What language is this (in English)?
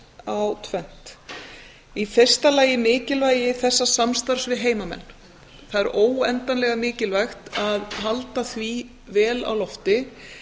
Icelandic